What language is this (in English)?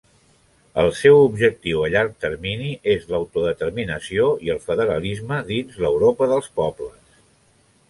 Catalan